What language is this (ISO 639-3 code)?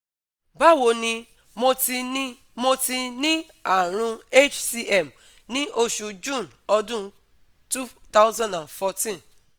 yor